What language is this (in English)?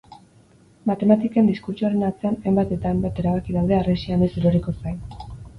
Basque